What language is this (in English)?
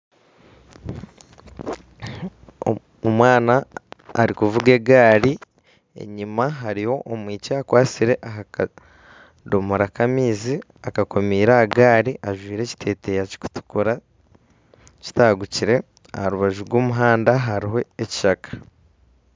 Nyankole